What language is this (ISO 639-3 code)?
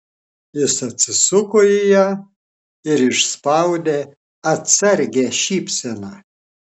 lit